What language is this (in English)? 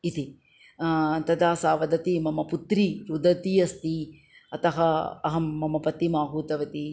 Sanskrit